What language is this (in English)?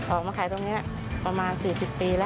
Thai